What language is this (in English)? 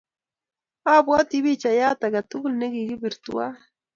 Kalenjin